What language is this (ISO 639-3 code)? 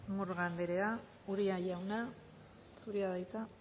eus